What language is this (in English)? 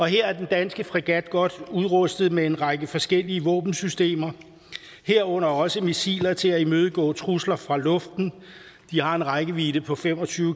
Danish